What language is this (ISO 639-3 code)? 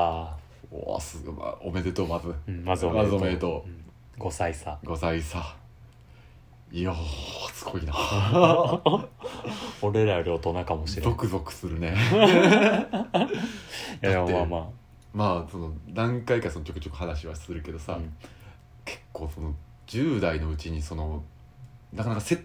jpn